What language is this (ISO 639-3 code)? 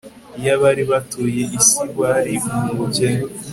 kin